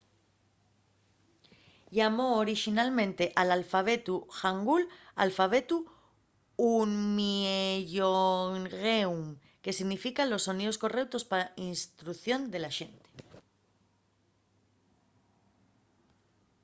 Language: Asturian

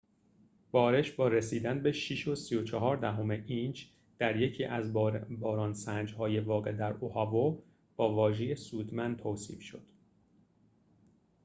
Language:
Persian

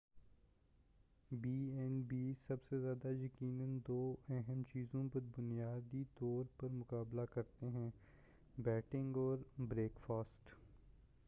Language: Urdu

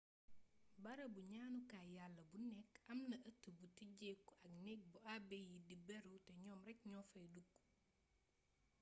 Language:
Wolof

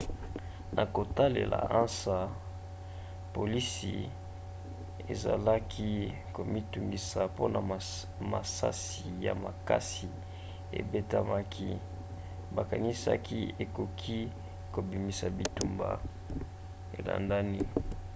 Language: Lingala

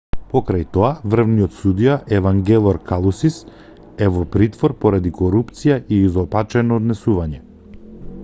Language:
Macedonian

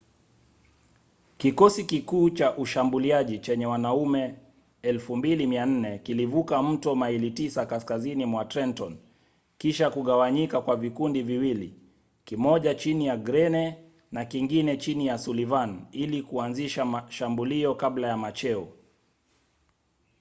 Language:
Swahili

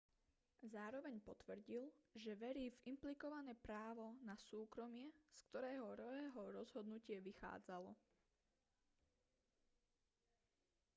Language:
Slovak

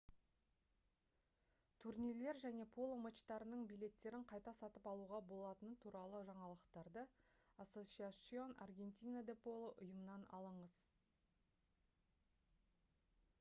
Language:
Kazakh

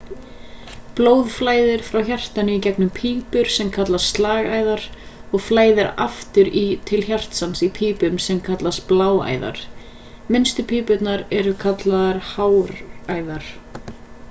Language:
Icelandic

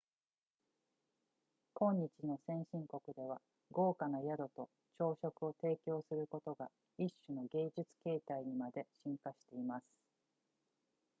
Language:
Japanese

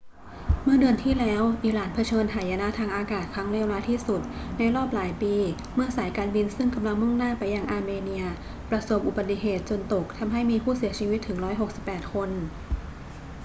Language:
Thai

